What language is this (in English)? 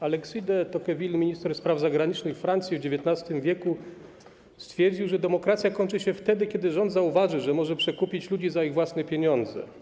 Polish